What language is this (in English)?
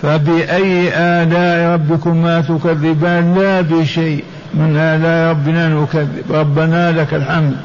Arabic